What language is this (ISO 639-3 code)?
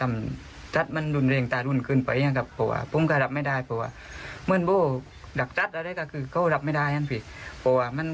tha